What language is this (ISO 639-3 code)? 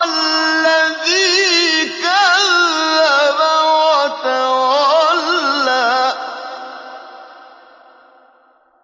ara